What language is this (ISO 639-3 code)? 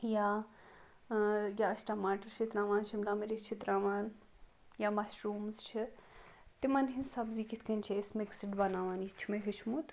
kas